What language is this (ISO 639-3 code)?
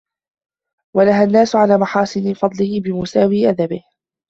ara